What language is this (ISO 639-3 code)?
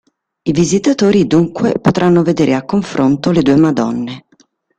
ita